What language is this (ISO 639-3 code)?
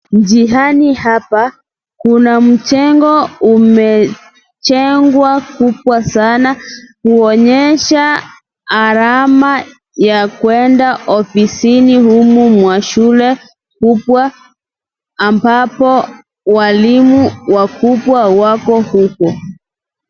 swa